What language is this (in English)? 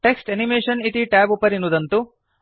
Sanskrit